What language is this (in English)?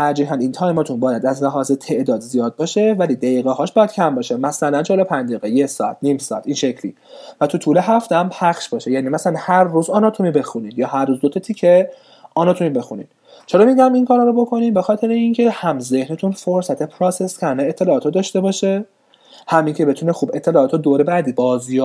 Persian